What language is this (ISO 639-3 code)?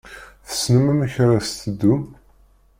kab